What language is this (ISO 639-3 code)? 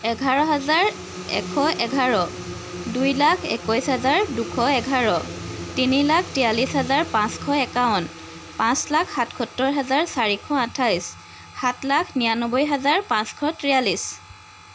asm